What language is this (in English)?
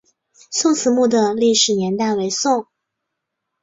Chinese